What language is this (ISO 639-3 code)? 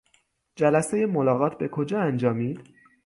fas